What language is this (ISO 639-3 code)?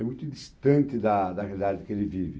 por